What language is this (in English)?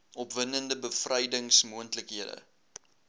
Afrikaans